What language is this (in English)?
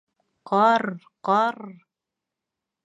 Bashkir